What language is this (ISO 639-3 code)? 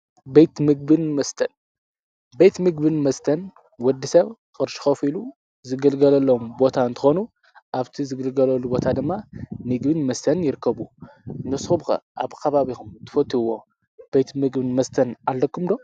tir